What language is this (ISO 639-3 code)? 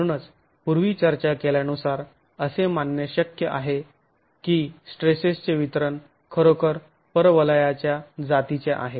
mar